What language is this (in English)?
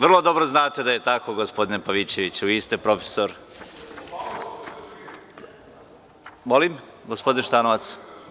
Serbian